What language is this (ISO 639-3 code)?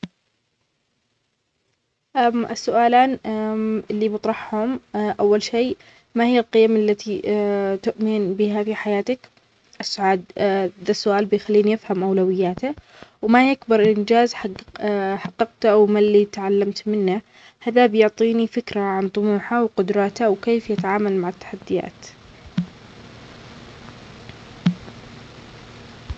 acx